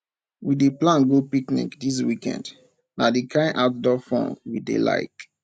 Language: Nigerian Pidgin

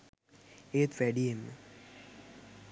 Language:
Sinhala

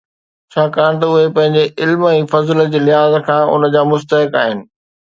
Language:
Sindhi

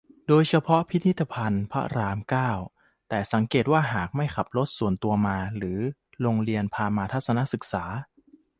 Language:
Thai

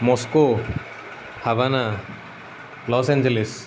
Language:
Assamese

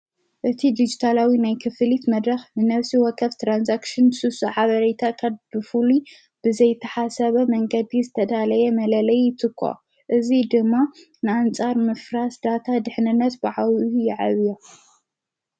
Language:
Tigrinya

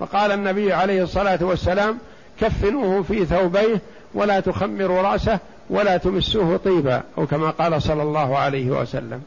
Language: Arabic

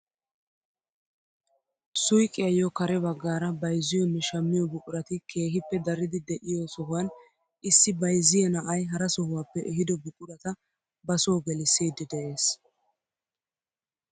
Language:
Wolaytta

